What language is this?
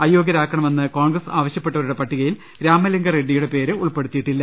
Malayalam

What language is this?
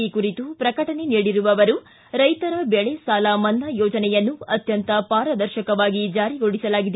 Kannada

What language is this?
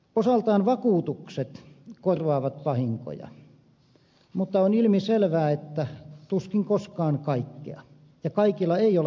Finnish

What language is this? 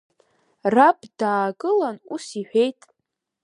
Abkhazian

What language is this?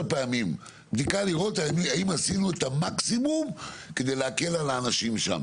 Hebrew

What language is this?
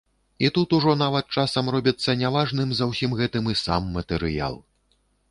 Belarusian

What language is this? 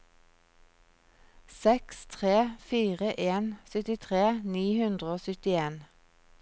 Norwegian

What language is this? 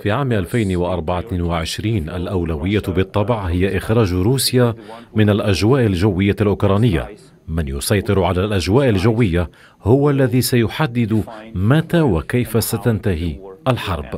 Arabic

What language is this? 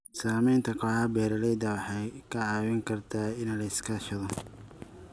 Somali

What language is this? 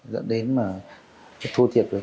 Vietnamese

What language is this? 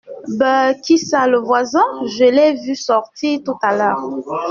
French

